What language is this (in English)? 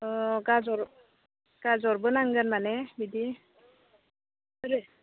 Bodo